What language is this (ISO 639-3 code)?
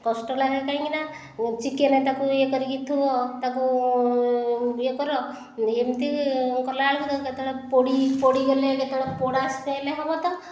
ori